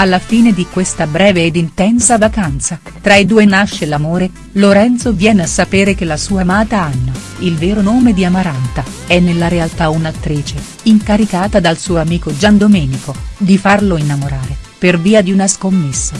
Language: Italian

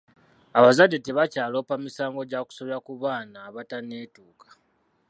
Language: Ganda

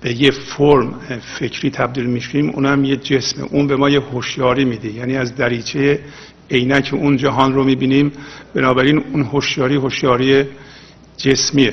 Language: Persian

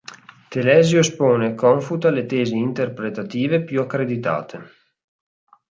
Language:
Italian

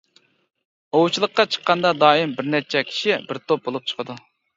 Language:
Uyghur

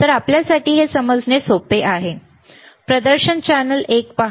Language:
Marathi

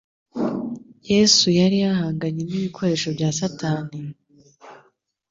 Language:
Kinyarwanda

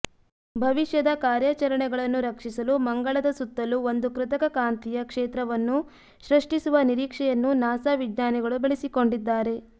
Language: Kannada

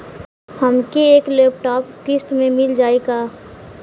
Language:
Bhojpuri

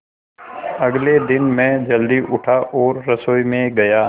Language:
Hindi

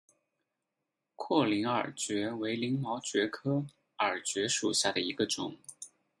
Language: Chinese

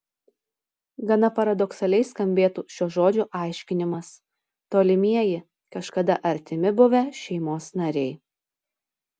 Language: Lithuanian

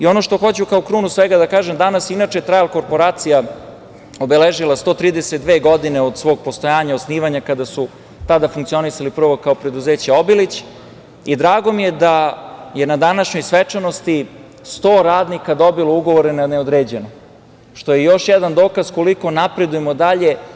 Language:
Serbian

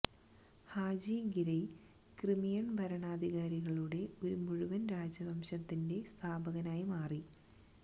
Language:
Malayalam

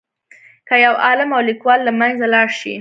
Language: Pashto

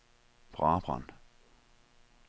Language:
Danish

